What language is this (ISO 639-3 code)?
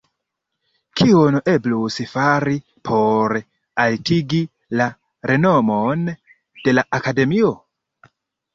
epo